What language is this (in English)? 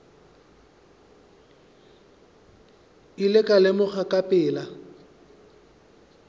Northern Sotho